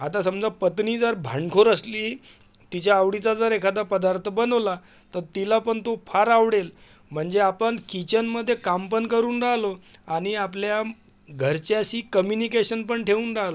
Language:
Marathi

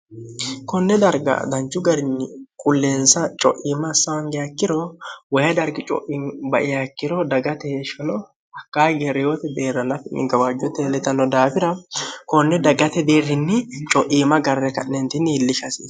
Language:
Sidamo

